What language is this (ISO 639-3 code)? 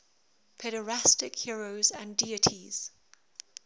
eng